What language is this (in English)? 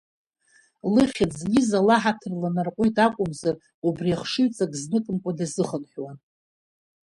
Abkhazian